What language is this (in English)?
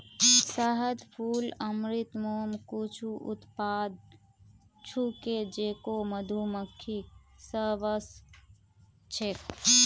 Magahi